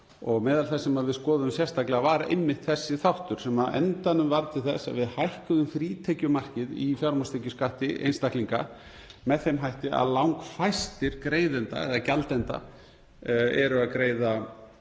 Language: Icelandic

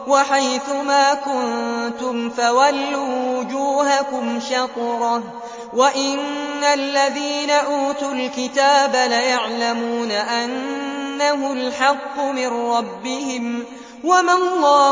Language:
Arabic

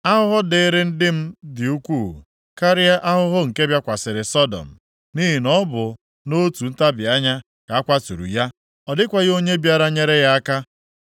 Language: Igbo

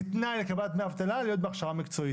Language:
Hebrew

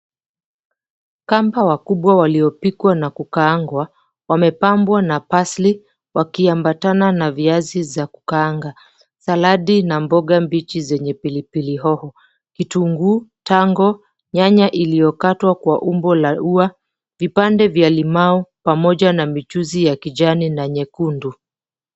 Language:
Swahili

